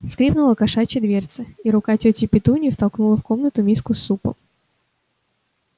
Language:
Russian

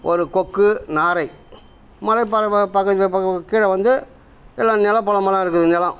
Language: Tamil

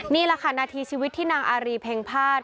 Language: Thai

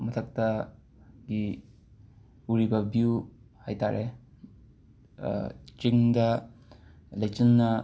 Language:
Manipuri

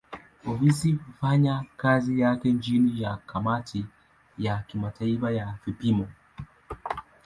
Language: Swahili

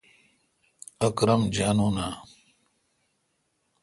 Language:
Kalkoti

